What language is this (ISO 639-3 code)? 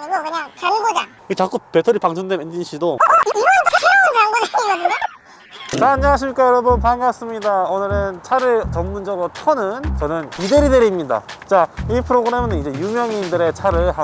kor